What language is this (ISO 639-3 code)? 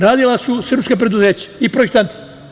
srp